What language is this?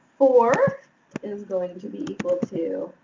English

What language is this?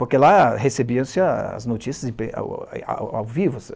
Portuguese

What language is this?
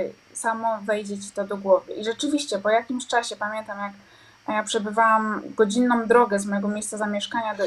Polish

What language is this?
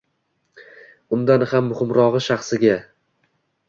Uzbek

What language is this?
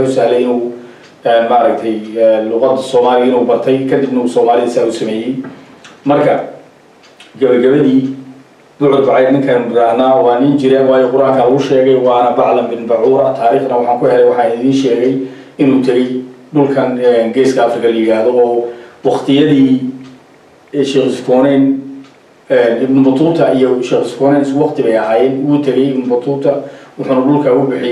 Arabic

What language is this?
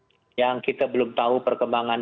Indonesian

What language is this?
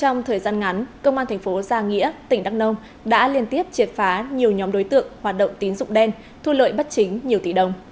Vietnamese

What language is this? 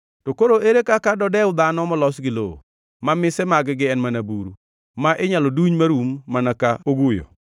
Luo (Kenya and Tanzania)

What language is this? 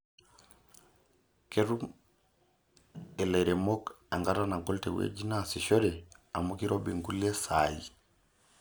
Masai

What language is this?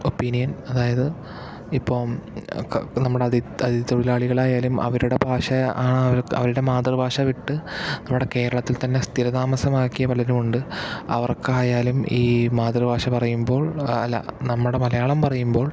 Malayalam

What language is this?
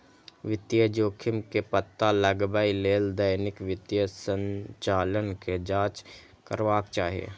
Maithili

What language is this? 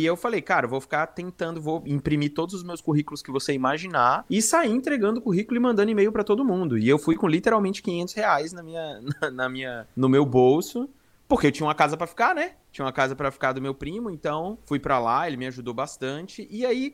Portuguese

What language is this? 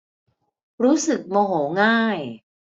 Thai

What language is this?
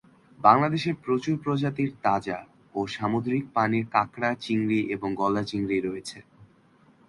Bangla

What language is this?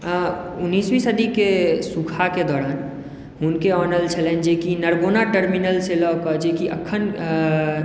Maithili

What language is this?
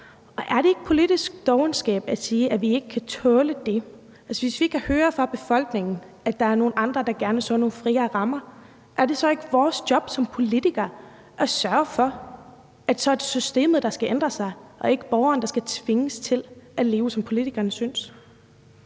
Danish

